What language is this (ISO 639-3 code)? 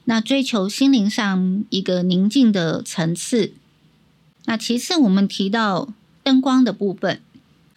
zho